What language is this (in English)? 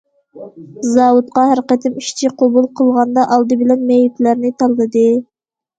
Uyghur